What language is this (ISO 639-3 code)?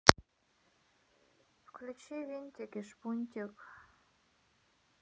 rus